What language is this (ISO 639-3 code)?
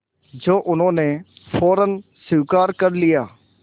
hin